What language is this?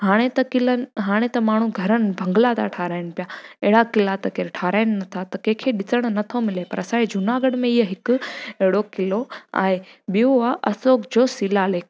Sindhi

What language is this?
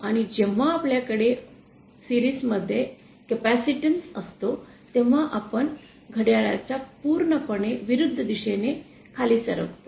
Marathi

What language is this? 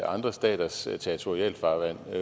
Danish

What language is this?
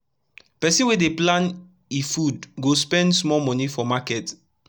Nigerian Pidgin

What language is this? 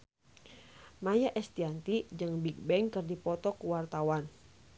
Sundanese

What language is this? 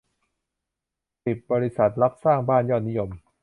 Thai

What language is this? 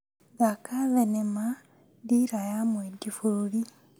Kikuyu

